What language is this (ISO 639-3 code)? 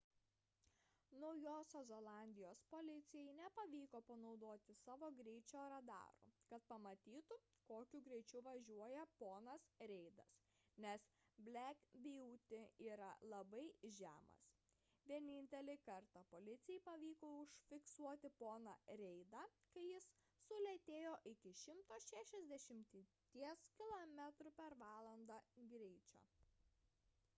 lit